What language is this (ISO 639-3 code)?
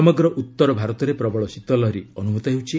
ori